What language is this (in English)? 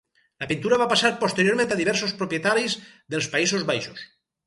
Catalan